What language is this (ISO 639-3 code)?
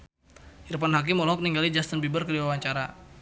sun